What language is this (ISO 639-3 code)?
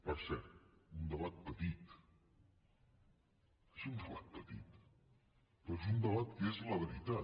cat